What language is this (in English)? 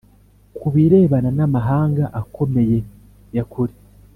Kinyarwanda